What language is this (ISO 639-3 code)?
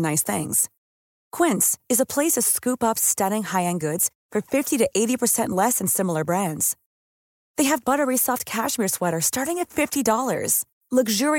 fil